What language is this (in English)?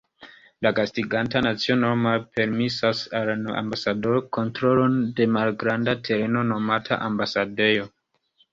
Esperanto